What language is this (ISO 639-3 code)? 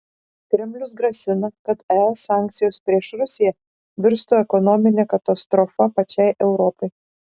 lit